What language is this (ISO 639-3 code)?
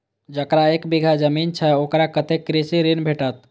mai